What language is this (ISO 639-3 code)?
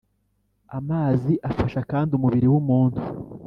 kin